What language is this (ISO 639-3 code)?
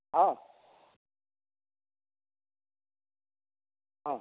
mai